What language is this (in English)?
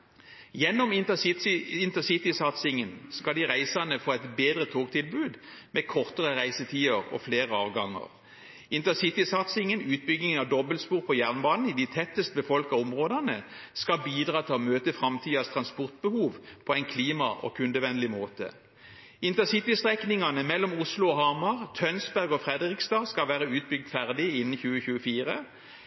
Norwegian Bokmål